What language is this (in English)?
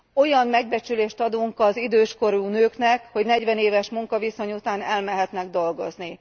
Hungarian